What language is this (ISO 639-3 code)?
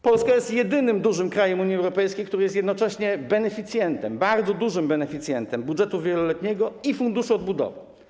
pol